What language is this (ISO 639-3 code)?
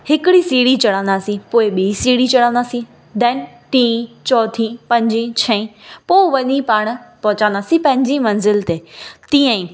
snd